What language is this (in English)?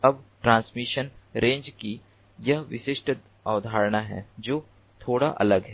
Hindi